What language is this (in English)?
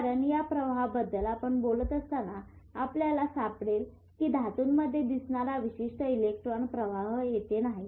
Marathi